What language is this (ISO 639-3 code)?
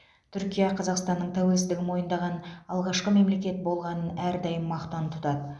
kaz